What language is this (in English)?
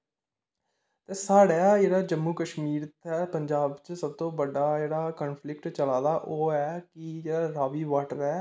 Dogri